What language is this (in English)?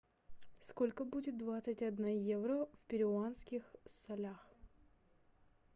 Russian